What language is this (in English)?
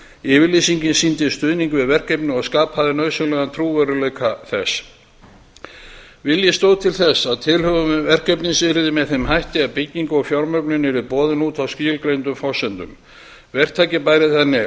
Icelandic